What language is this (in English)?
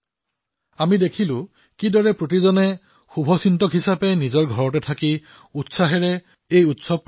Assamese